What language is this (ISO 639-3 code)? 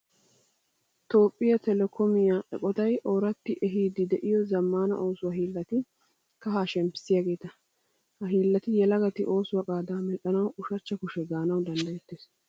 wal